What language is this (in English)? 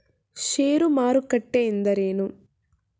Kannada